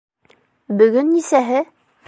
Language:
Bashkir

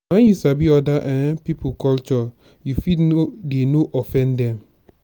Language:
Nigerian Pidgin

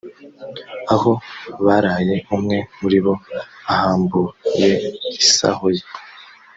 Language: Kinyarwanda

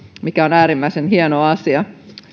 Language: Finnish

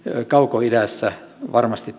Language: Finnish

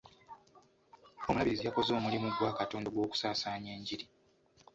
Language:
Ganda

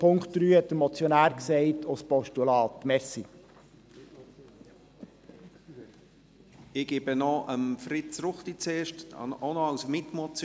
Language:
Swiss German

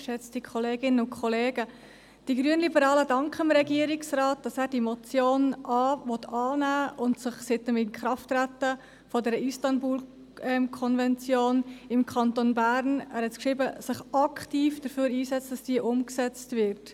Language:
Swiss German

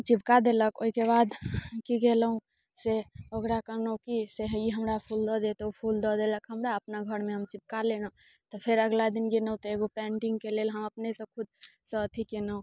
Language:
Maithili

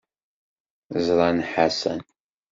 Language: Kabyle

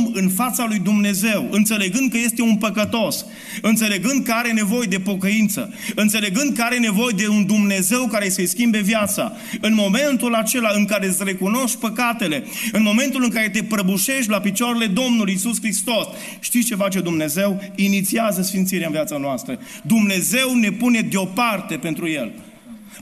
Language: Romanian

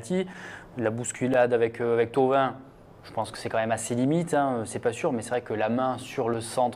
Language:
French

